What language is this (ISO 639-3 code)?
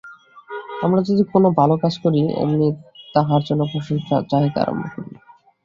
ben